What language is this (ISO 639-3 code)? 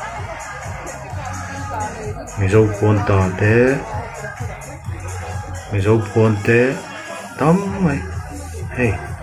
ara